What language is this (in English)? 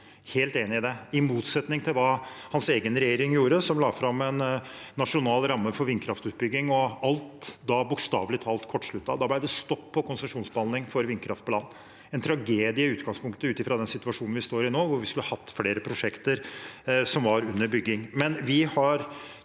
Norwegian